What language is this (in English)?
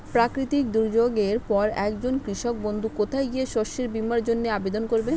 Bangla